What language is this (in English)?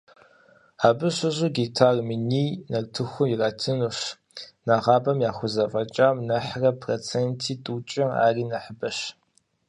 Kabardian